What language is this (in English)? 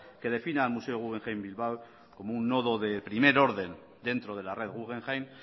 Spanish